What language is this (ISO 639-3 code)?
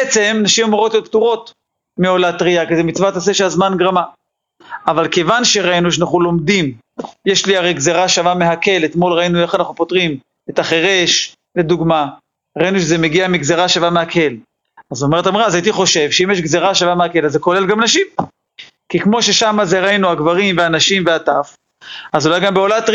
heb